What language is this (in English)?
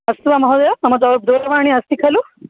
Sanskrit